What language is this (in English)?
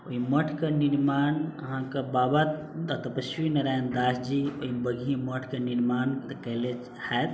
Maithili